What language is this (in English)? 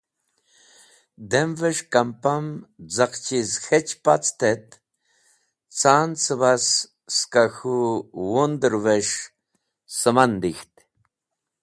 Wakhi